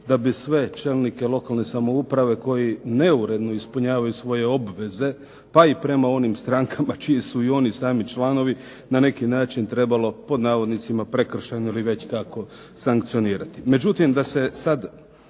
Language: Croatian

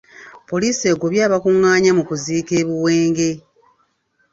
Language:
Ganda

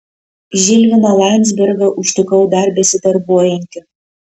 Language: Lithuanian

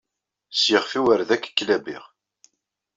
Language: Kabyle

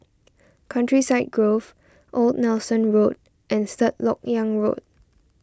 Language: English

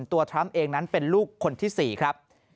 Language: Thai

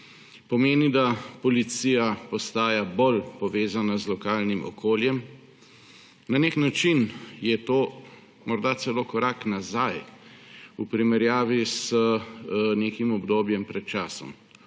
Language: Slovenian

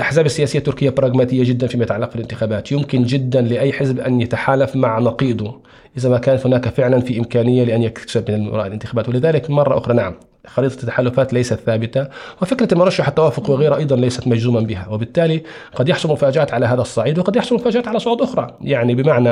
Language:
Arabic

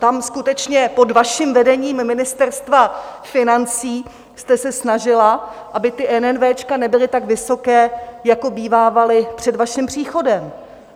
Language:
Czech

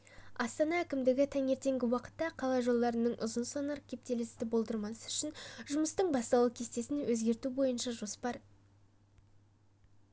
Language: Kazakh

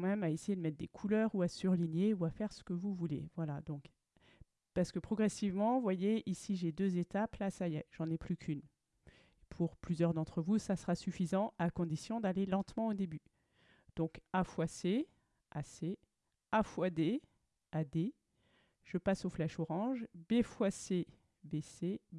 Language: French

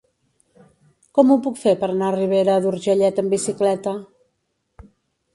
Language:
Catalan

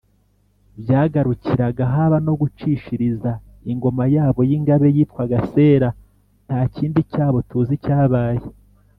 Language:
Kinyarwanda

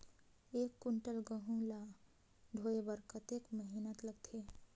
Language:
Chhattisgarhi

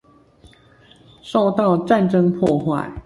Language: Chinese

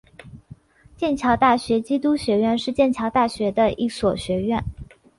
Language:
Chinese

